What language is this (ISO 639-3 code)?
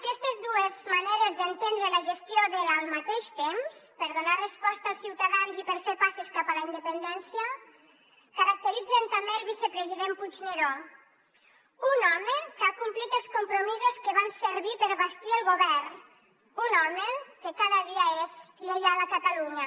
cat